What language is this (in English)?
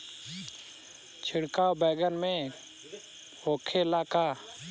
Bhojpuri